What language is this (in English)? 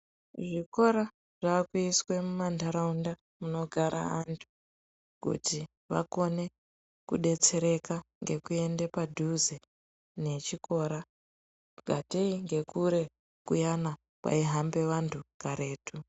Ndau